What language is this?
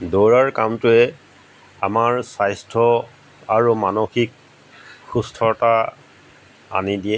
Assamese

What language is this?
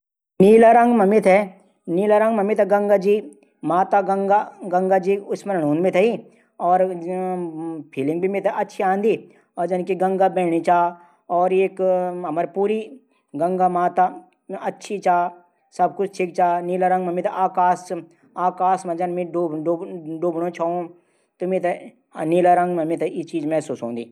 Garhwali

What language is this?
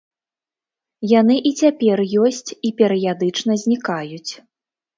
Belarusian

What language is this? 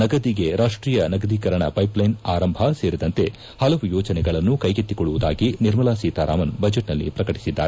Kannada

